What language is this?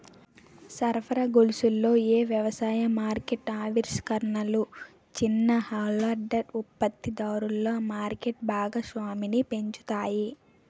Telugu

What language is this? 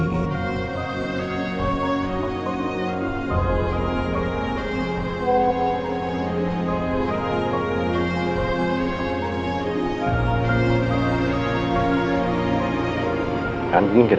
Indonesian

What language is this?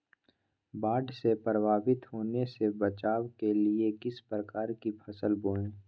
Magahi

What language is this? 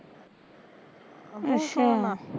Punjabi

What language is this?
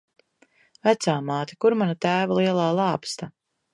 Latvian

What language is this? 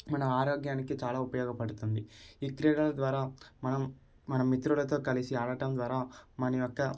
Telugu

